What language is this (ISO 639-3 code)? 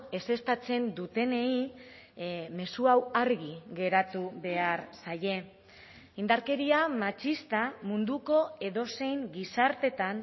eus